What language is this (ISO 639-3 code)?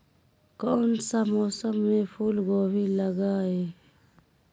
mag